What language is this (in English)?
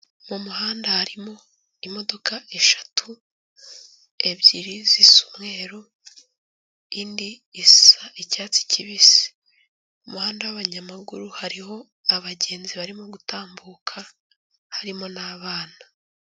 Kinyarwanda